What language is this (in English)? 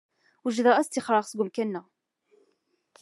Kabyle